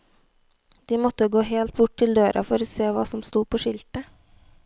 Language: Norwegian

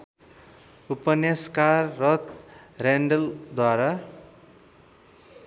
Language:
Nepali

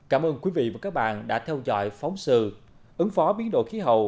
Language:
Vietnamese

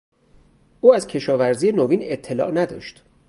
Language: Persian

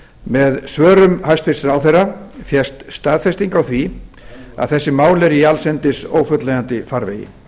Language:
Icelandic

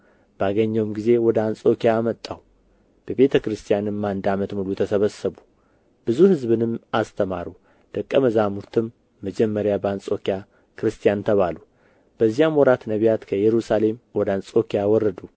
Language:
Amharic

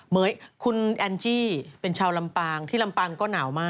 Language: Thai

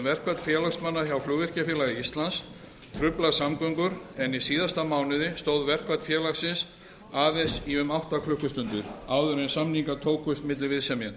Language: Icelandic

